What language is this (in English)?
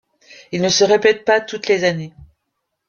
French